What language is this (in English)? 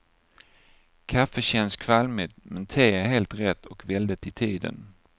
Swedish